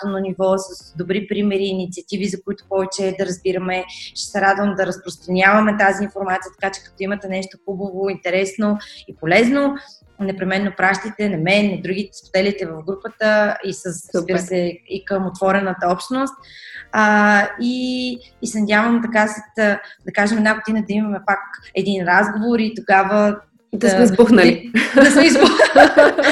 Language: Bulgarian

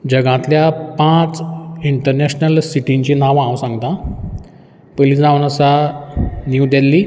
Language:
Konkani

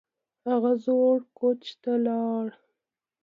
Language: Pashto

